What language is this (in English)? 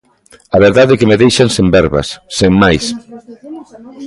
Galician